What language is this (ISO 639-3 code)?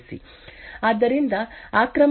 kan